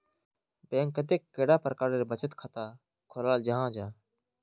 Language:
Magahi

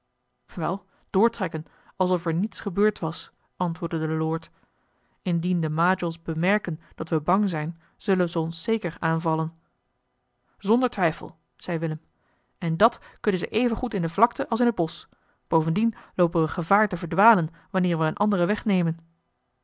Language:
Dutch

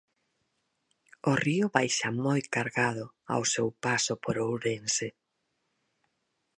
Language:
Galician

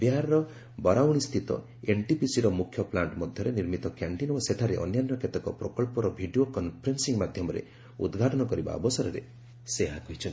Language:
Odia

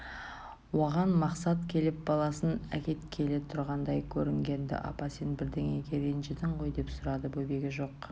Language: Kazakh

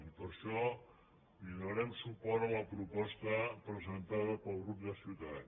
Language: Catalan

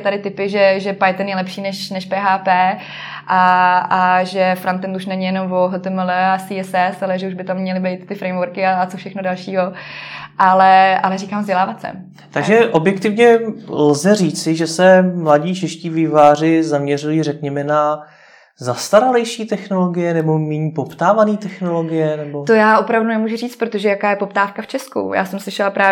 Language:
Czech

